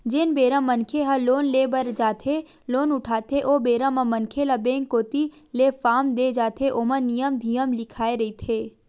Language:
Chhattisgarhi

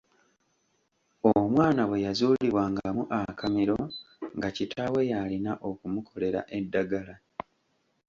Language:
Ganda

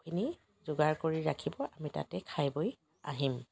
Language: Assamese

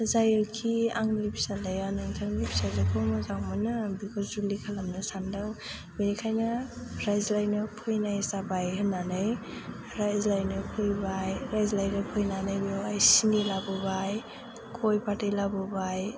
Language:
Bodo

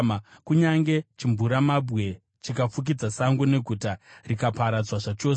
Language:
Shona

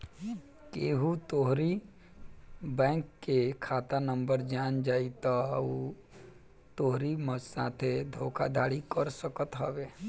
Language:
Bhojpuri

